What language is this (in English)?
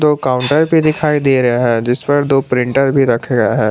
Hindi